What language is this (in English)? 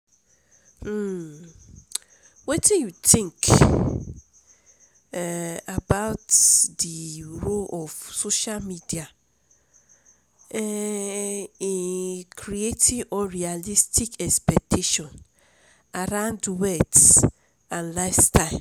Nigerian Pidgin